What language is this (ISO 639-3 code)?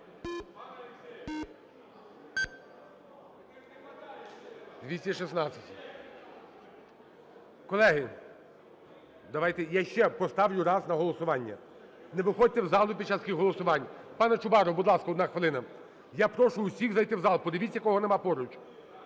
ukr